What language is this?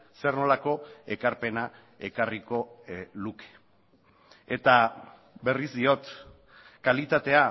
Basque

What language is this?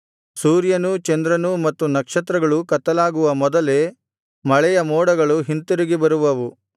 Kannada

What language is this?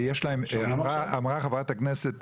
Hebrew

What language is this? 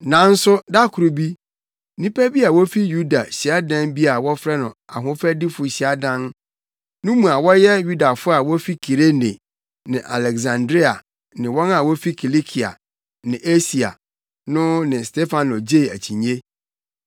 Akan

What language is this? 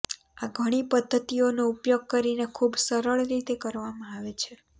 Gujarati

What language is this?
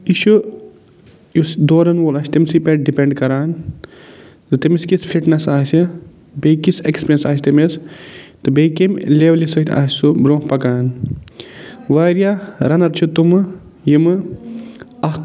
Kashmiri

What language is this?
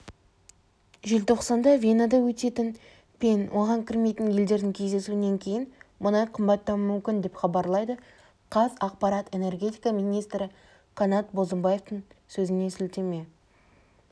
Kazakh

